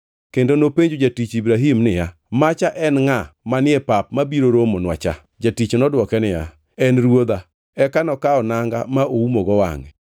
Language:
Luo (Kenya and Tanzania)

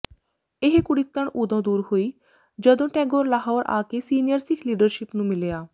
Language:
Punjabi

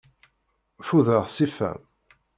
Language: Kabyle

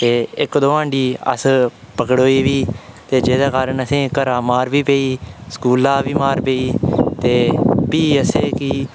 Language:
Dogri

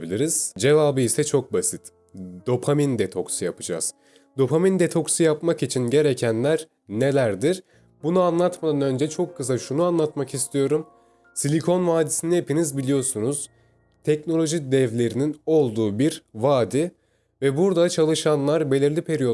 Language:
Turkish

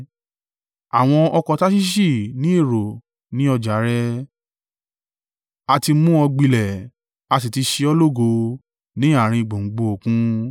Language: Yoruba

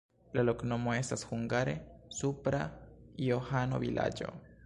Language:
Esperanto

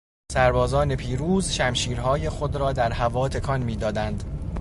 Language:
Persian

